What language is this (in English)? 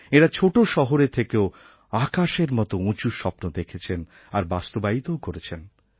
Bangla